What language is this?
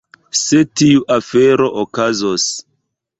Esperanto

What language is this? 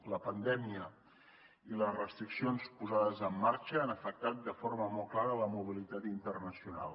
Catalan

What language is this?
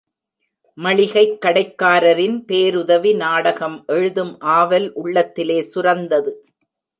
Tamil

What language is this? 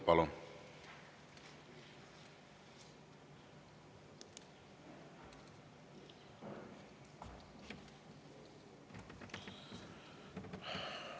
Estonian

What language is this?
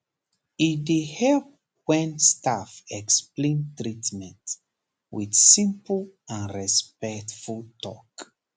Nigerian Pidgin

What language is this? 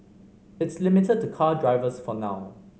English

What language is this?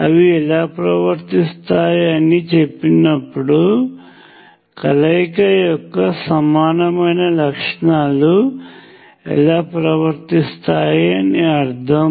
Telugu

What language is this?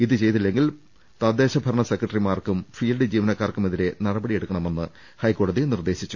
Malayalam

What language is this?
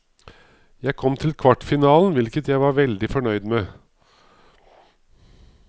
Norwegian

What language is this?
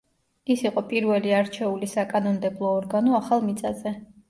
Georgian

